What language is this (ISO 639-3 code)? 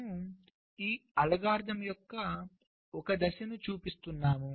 tel